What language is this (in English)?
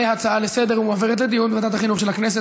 Hebrew